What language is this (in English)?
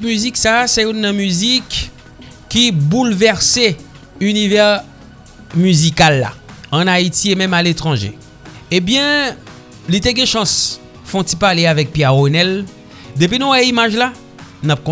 French